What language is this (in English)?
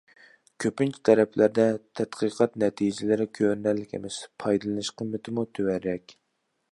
Uyghur